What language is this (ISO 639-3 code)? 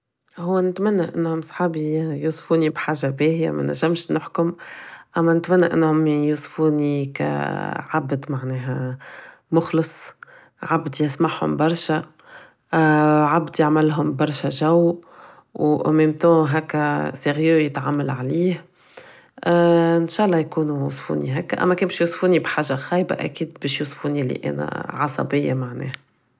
aeb